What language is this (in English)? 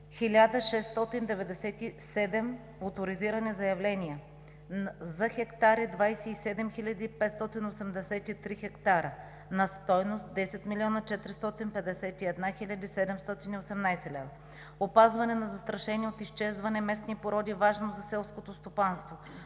Bulgarian